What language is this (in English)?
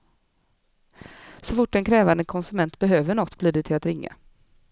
Swedish